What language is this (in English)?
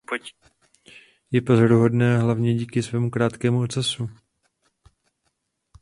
Czech